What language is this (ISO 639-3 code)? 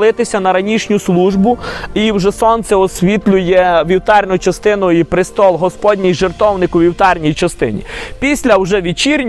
ukr